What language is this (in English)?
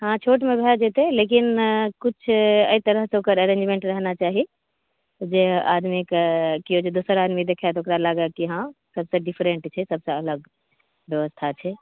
Maithili